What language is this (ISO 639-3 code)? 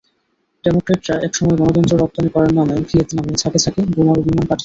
ben